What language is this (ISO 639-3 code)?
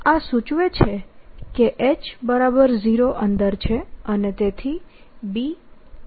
guj